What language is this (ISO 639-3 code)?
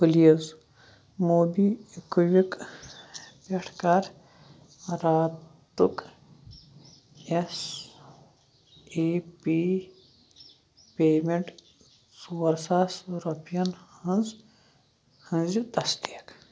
kas